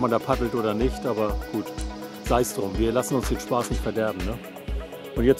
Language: German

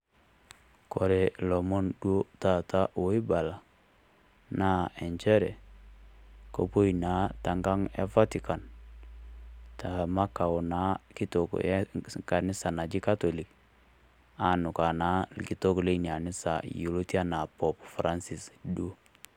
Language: Masai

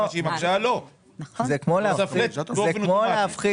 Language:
Hebrew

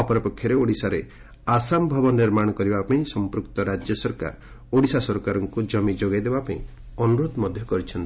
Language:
Odia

